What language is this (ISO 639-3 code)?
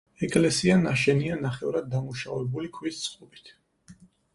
kat